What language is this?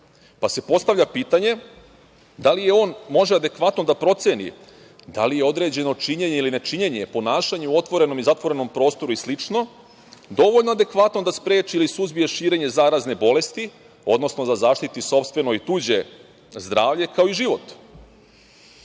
Serbian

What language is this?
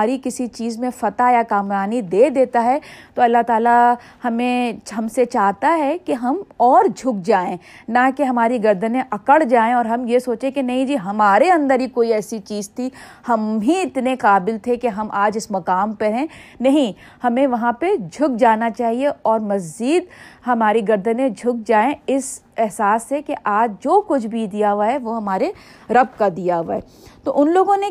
Urdu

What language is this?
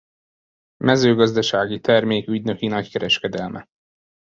Hungarian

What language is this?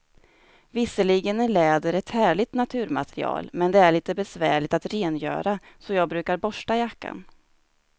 Swedish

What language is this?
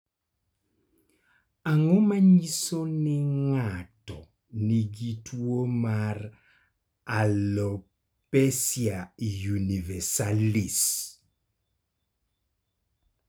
Luo (Kenya and Tanzania)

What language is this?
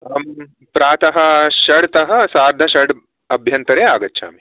Sanskrit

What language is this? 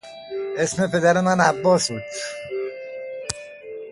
Persian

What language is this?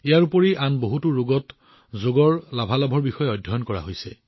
Assamese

